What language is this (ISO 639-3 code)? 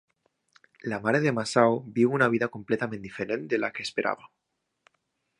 cat